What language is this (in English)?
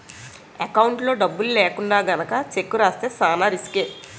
Telugu